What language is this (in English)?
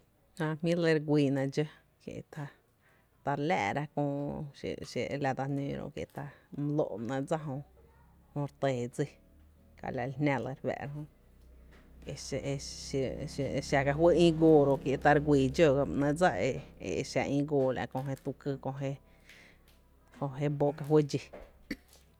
Tepinapa Chinantec